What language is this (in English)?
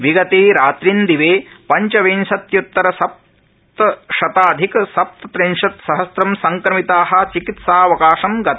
Sanskrit